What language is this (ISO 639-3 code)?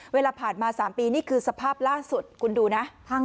tha